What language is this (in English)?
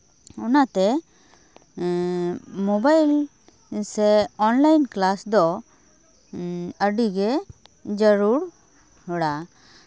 Santali